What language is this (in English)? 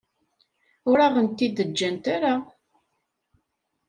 Kabyle